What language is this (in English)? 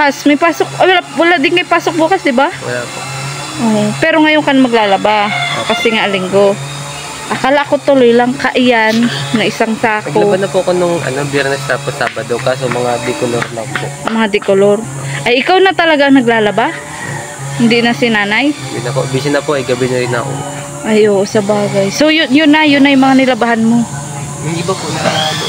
Filipino